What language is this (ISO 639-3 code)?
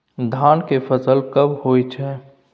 mai